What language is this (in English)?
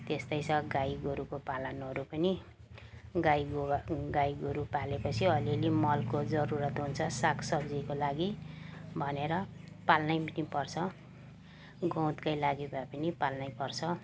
Nepali